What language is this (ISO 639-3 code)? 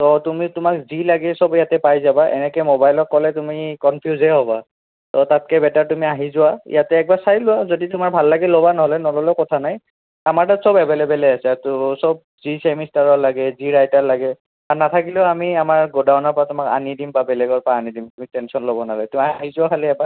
asm